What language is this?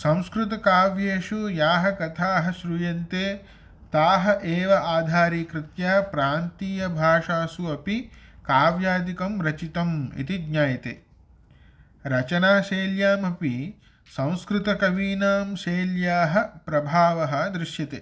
Sanskrit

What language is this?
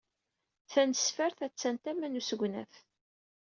Kabyle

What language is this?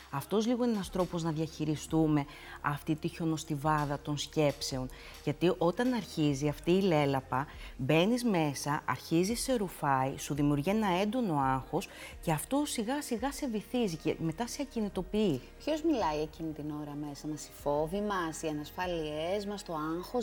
Greek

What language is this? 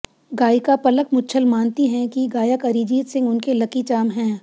Hindi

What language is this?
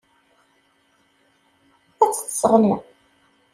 Kabyle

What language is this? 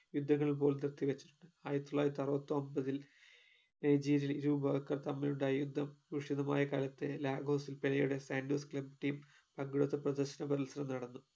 Malayalam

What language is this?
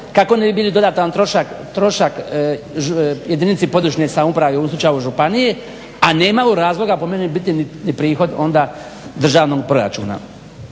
Croatian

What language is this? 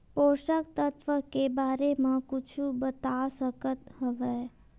Chhattisgarhi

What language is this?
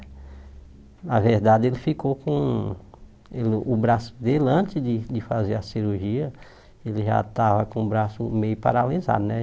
Portuguese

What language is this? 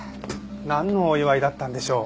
Japanese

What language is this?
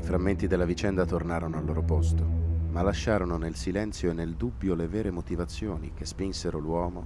Italian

